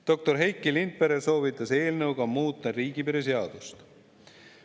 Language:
Estonian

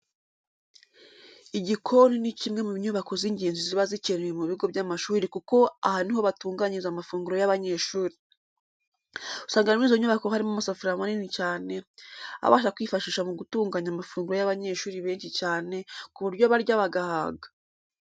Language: Kinyarwanda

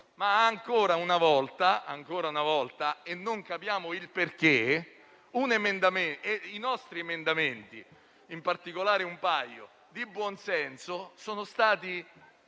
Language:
Italian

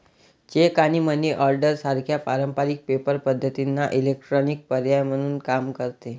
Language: Marathi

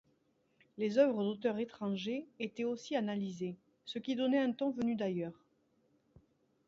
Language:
French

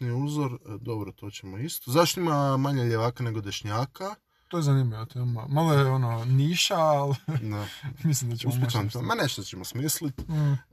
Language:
Croatian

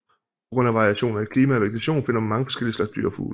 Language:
Danish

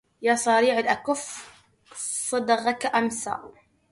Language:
Arabic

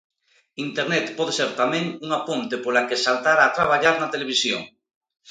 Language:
Galician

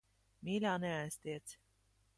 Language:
Latvian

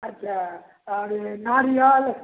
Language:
Maithili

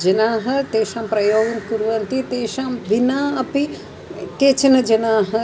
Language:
Sanskrit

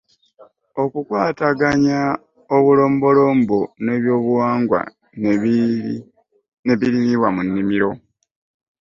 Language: Ganda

